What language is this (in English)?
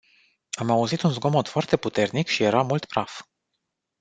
Romanian